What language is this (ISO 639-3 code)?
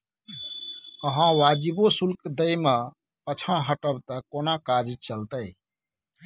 mai